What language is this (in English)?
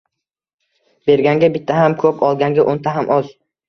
Uzbek